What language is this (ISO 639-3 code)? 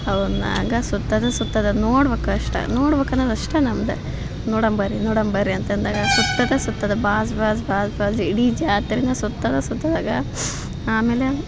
kan